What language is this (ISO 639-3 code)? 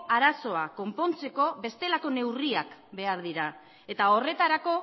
eus